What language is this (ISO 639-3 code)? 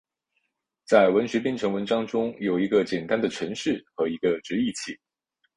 zho